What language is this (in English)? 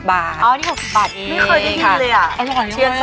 Thai